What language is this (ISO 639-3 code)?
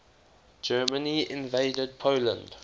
eng